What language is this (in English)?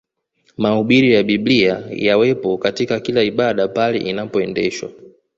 Swahili